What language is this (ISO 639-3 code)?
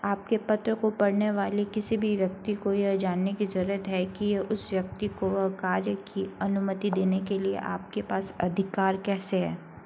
hin